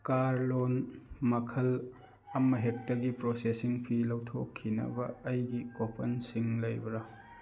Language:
Manipuri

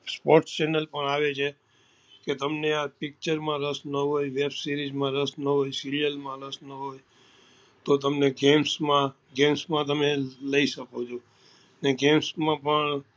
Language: Gujarati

